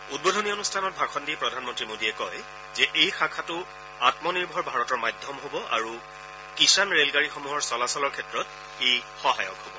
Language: Assamese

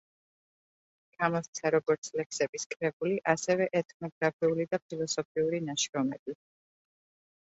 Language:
Georgian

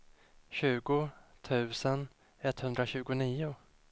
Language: Swedish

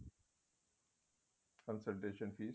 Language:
Punjabi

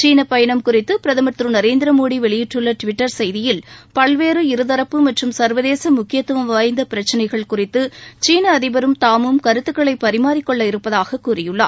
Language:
Tamil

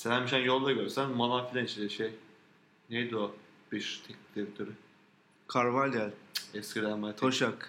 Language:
Turkish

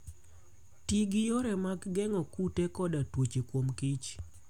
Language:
Luo (Kenya and Tanzania)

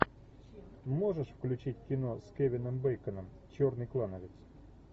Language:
Russian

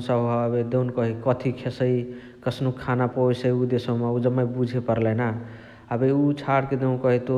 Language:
Chitwania Tharu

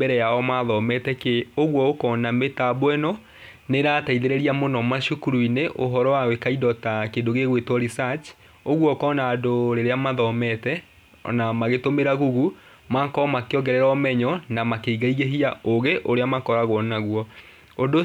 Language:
Kikuyu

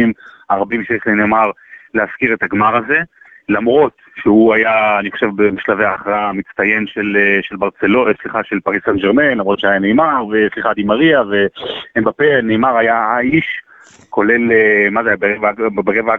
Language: Hebrew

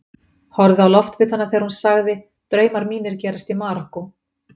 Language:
Icelandic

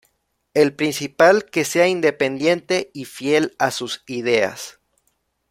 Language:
Spanish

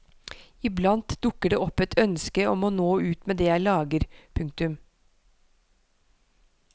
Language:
Norwegian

